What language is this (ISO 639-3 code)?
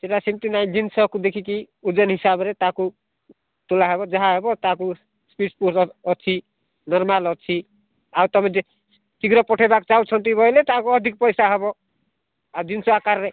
ori